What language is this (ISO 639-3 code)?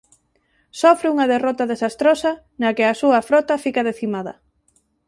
glg